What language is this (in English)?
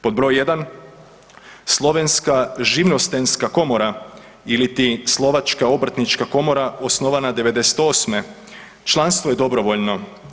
Croatian